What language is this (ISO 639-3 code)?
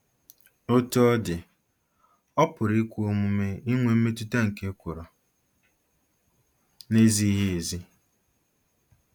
ibo